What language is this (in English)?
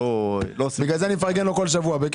Hebrew